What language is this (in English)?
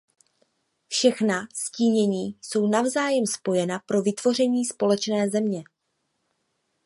Czech